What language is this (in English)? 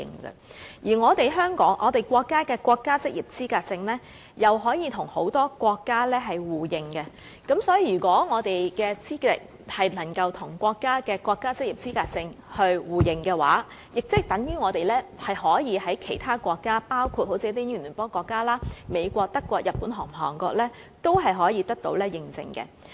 Cantonese